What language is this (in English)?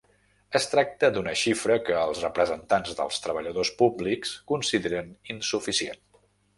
Catalan